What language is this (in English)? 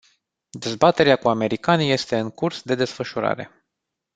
Romanian